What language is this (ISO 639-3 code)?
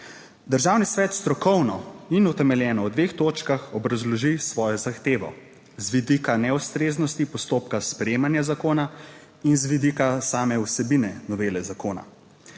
slv